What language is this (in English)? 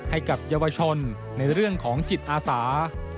Thai